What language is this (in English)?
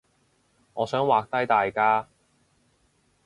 Cantonese